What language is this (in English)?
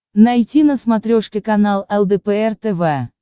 Russian